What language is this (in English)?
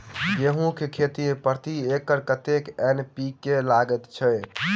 Maithili